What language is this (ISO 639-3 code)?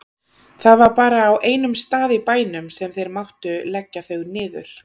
isl